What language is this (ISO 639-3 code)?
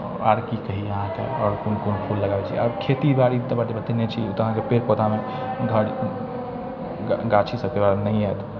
mai